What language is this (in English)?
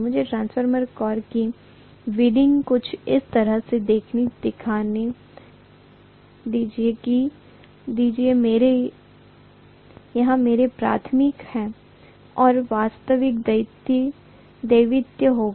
Hindi